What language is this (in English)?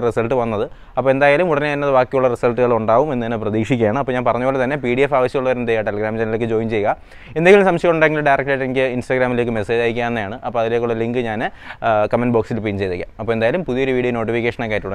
Thai